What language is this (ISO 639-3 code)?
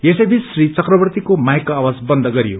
nep